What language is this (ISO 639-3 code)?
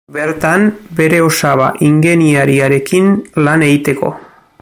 eus